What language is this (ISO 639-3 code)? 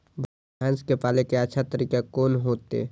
mai